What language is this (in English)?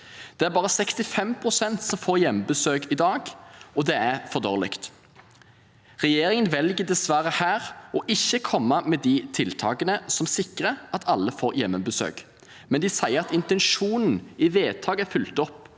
Norwegian